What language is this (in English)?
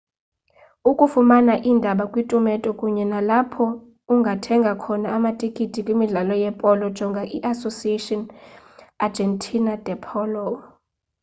Xhosa